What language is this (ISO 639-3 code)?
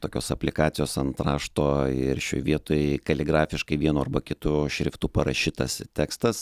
lit